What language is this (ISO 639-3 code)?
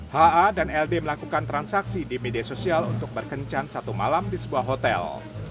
ind